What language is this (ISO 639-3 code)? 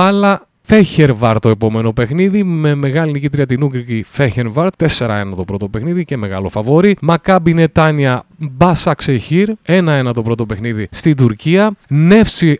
ell